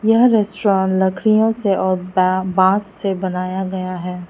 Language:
Hindi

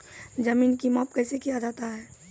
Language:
Maithili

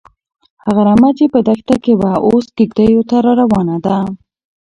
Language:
Pashto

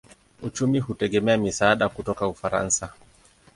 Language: Swahili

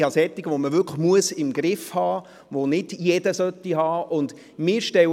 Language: Swiss German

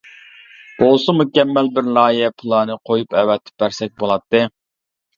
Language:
Uyghur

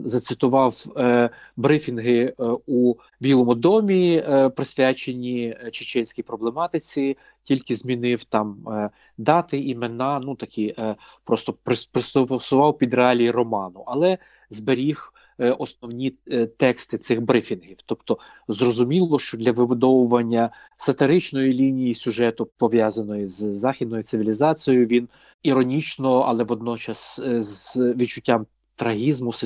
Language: Ukrainian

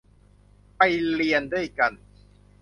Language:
Thai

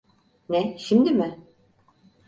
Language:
Turkish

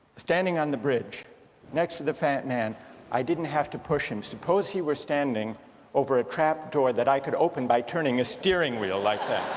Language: English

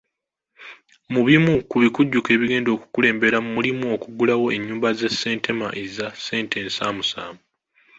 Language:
Ganda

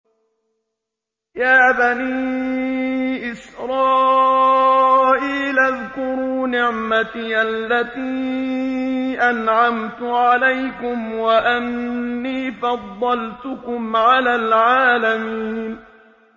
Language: Arabic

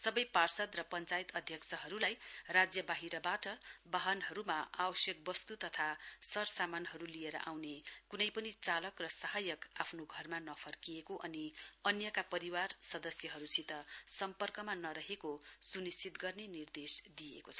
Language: Nepali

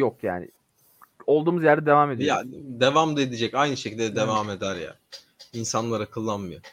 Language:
Turkish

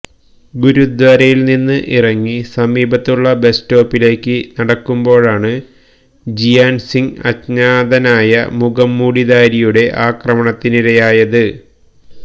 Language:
Malayalam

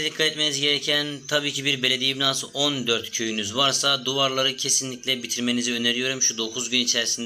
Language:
Turkish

